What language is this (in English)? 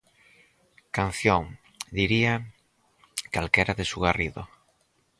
Galician